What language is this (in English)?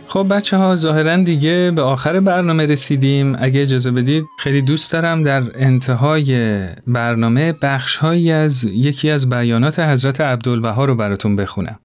Persian